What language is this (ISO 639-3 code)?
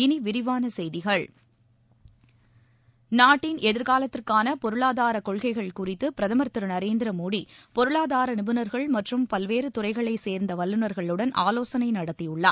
tam